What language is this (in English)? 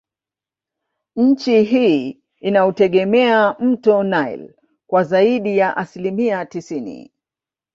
Swahili